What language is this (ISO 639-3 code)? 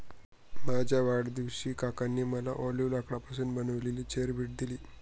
mar